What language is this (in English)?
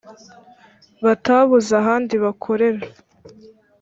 Kinyarwanda